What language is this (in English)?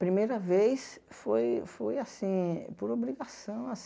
Portuguese